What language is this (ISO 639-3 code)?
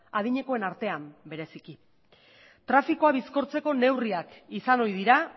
eus